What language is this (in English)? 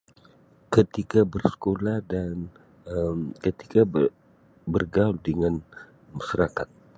Sabah Malay